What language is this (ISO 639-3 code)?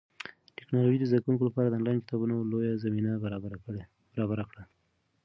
pus